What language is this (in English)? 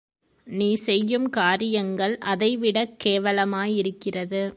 Tamil